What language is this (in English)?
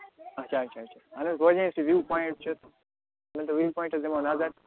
Kashmiri